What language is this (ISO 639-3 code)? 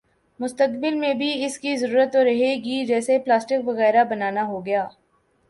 urd